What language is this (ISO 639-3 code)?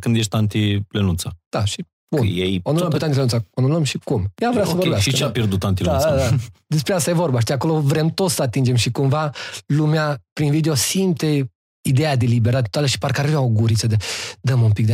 ron